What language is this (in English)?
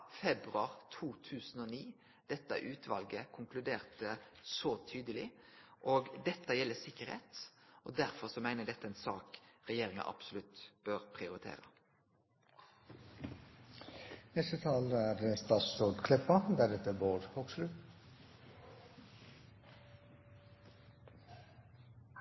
Norwegian Nynorsk